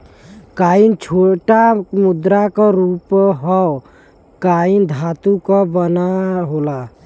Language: Bhojpuri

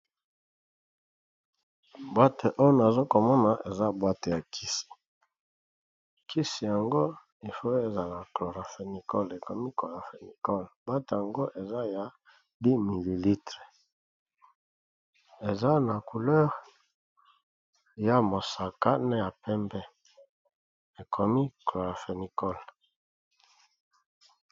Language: Lingala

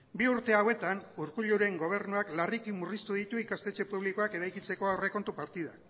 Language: Basque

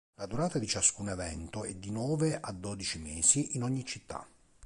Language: Italian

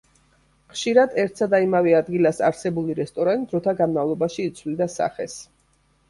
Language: Georgian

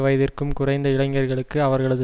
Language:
Tamil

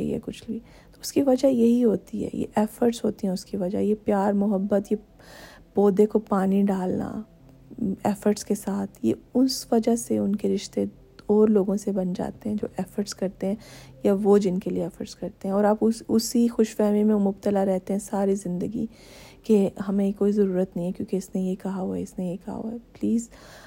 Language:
Urdu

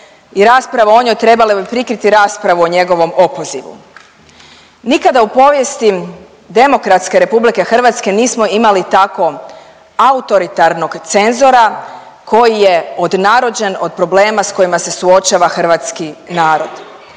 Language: Croatian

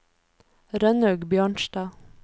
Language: Norwegian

